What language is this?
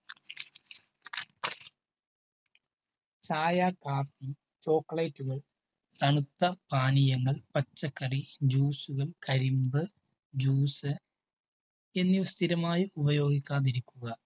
Malayalam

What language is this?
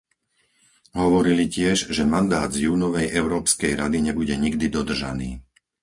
Slovak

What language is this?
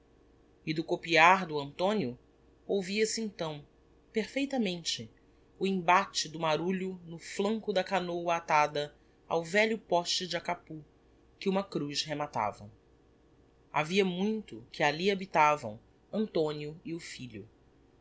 Portuguese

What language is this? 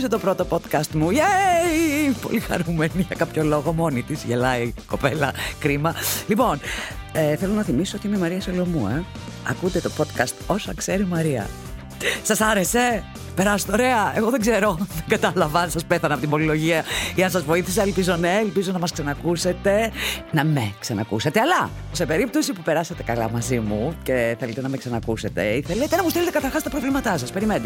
Greek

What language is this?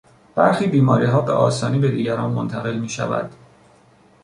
Persian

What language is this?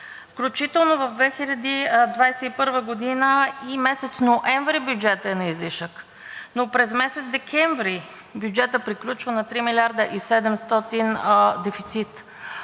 Bulgarian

